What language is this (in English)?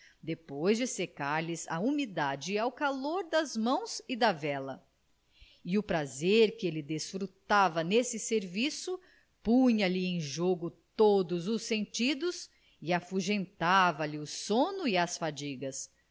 Portuguese